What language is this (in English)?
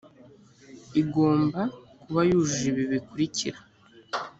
Kinyarwanda